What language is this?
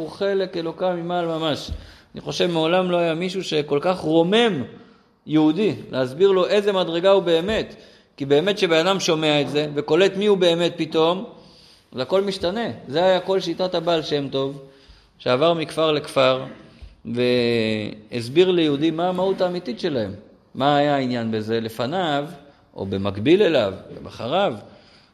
Hebrew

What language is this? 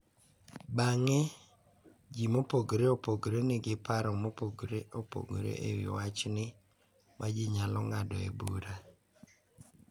Luo (Kenya and Tanzania)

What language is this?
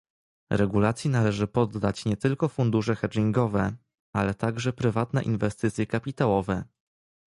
Polish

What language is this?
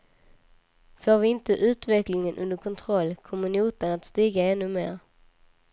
Swedish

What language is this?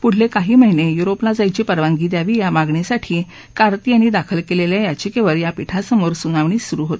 Marathi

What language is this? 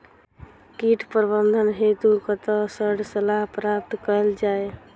Maithili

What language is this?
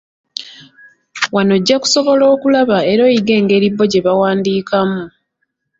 Ganda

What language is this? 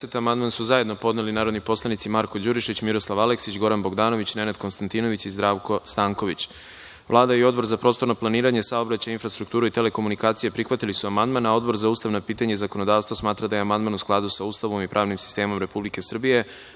Serbian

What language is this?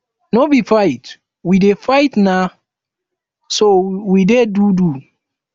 Nigerian Pidgin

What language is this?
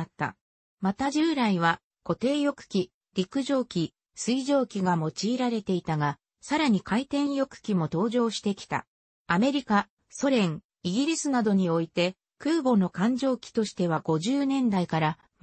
Japanese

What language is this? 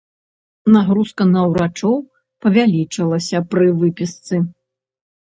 Belarusian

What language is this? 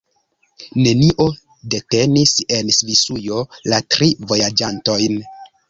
Esperanto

